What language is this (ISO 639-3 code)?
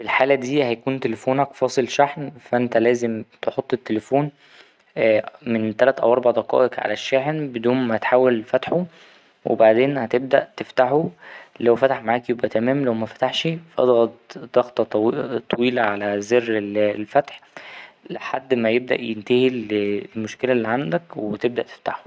arz